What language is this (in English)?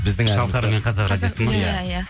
Kazakh